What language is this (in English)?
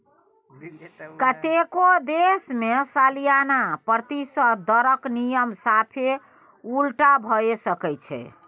Maithili